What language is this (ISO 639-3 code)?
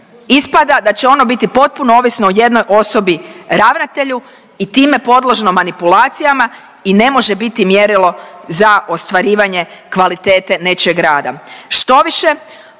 hrv